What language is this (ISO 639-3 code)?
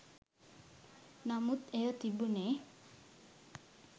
sin